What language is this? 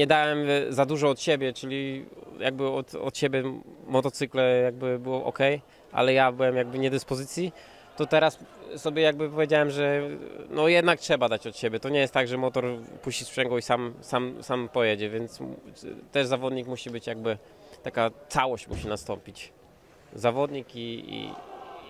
Polish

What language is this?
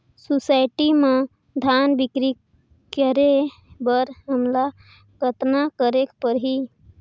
Chhattisgarhi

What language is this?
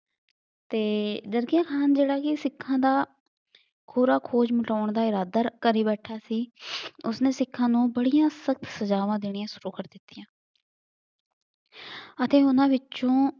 Punjabi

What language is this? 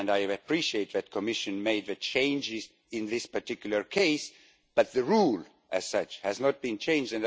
English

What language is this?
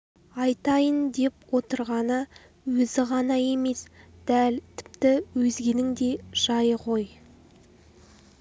Kazakh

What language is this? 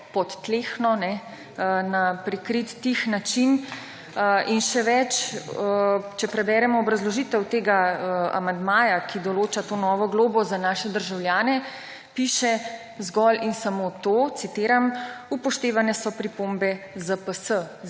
Slovenian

